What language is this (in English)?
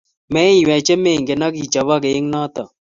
Kalenjin